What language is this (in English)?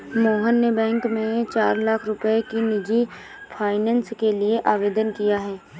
Hindi